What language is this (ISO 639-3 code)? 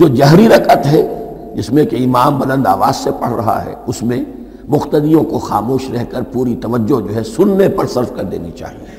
urd